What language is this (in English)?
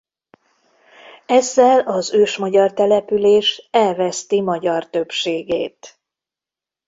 Hungarian